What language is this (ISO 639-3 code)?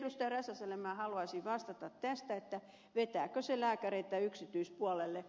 fin